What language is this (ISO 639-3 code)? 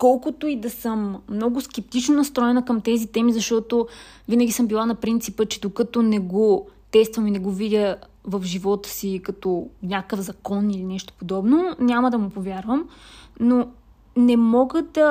bul